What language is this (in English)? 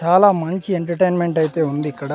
Telugu